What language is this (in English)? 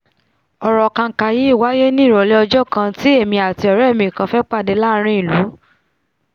Yoruba